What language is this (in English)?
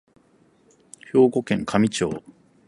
Japanese